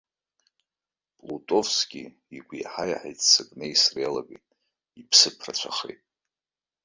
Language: Abkhazian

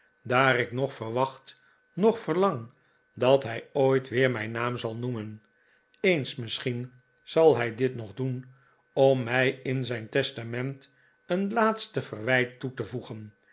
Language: Dutch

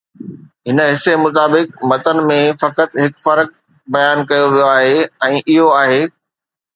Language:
Sindhi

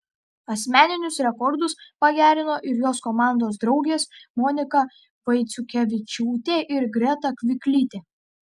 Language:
Lithuanian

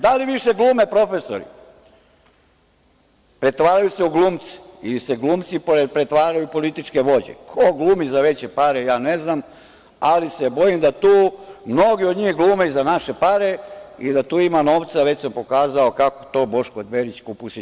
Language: Serbian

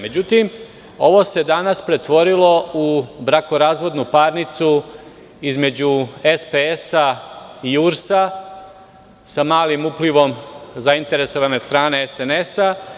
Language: Serbian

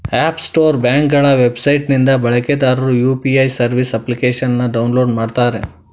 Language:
Kannada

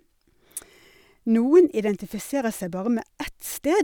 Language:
Norwegian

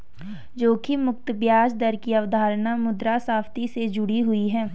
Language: Hindi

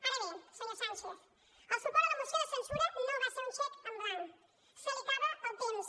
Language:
Catalan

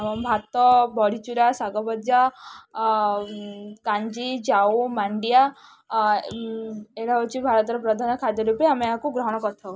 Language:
Odia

